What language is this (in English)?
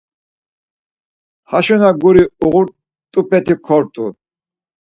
Laz